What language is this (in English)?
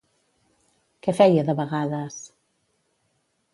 Catalan